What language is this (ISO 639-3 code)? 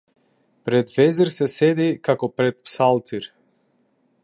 mkd